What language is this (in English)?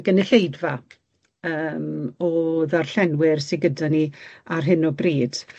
Welsh